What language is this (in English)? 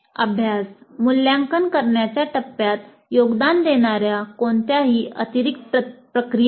Marathi